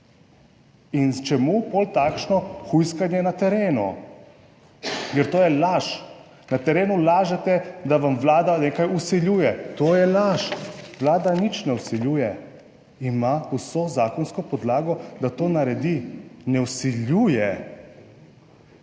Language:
Slovenian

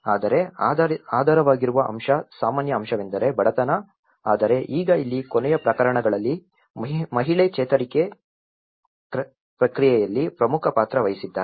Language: Kannada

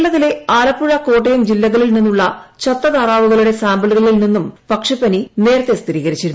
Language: Malayalam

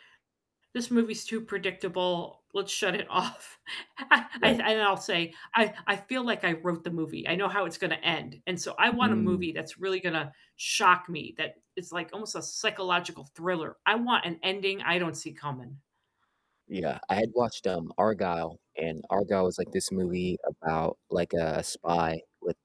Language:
English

